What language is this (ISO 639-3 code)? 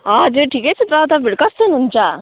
nep